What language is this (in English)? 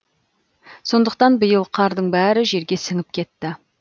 Kazakh